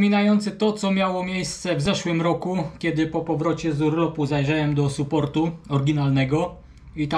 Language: Polish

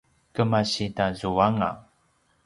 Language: Paiwan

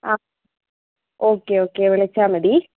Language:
Malayalam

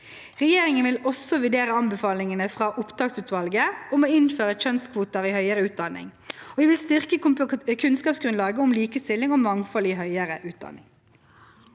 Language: Norwegian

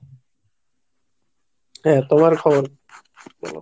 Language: Bangla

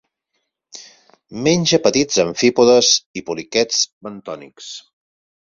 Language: Catalan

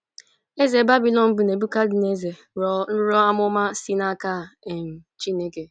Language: Igbo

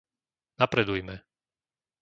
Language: Slovak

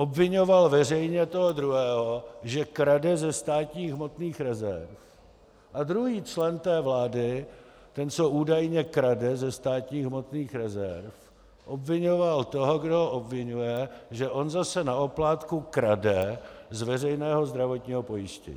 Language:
Czech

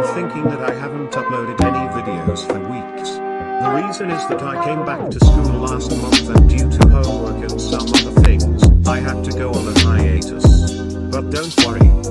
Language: English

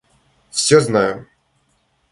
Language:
Russian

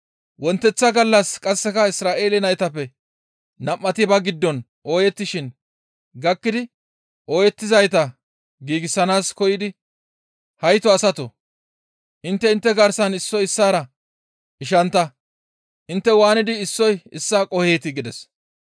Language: Gamo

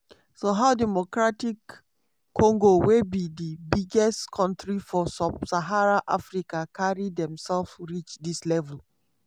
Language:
Nigerian Pidgin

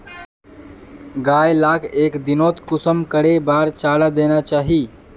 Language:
Magahi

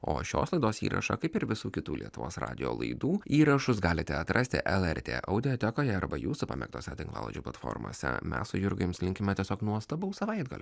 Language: Lithuanian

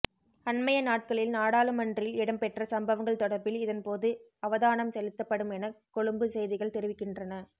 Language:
Tamil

